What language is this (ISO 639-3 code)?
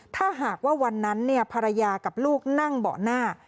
tha